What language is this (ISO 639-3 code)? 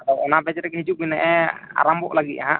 sat